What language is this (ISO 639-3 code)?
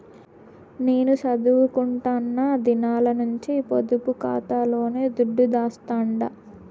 tel